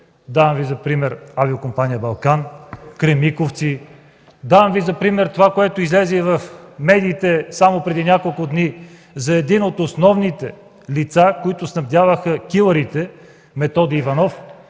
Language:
Bulgarian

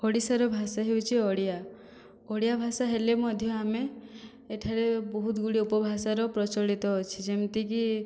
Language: Odia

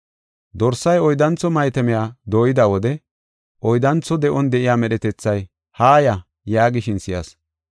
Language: Gofa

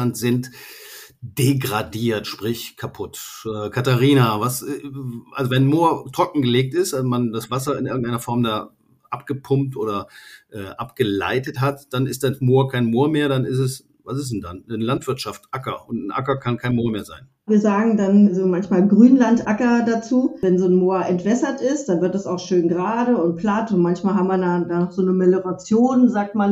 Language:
German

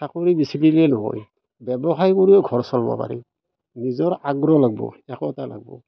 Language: Assamese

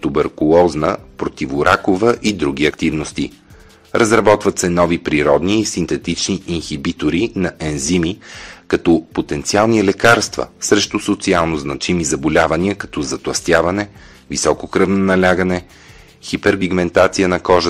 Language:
Bulgarian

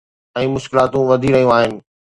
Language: Sindhi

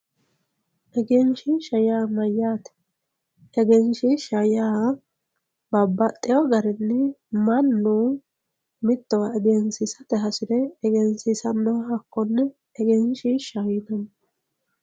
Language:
Sidamo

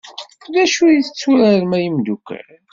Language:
Kabyle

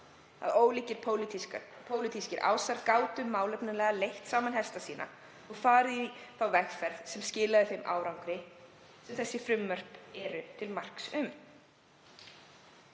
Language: Icelandic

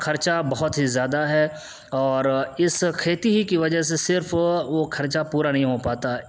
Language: Urdu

